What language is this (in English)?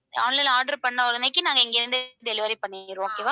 Tamil